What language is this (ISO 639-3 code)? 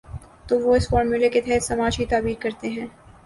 urd